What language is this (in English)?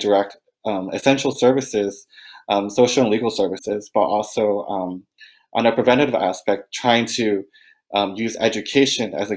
English